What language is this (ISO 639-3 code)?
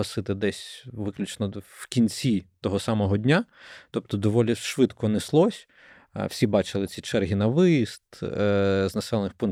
ukr